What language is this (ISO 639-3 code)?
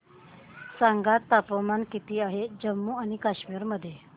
mar